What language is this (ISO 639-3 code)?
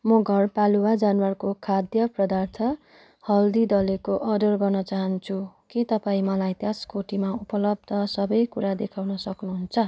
nep